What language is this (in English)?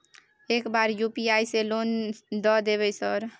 Maithili